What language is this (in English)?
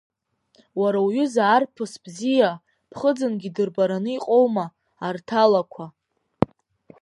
Abkhazian